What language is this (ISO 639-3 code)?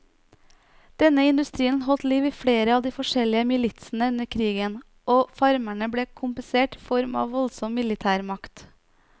nor